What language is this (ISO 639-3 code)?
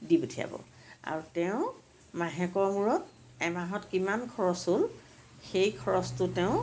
asm